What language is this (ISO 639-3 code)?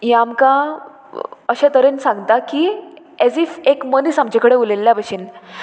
kok